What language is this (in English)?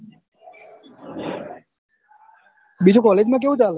Gujarati